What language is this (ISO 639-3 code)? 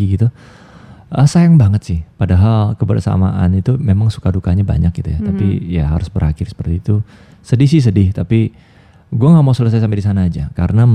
ind